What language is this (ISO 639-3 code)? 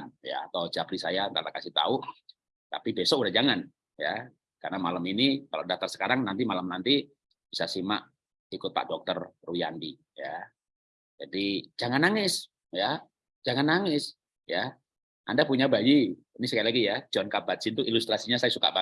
ind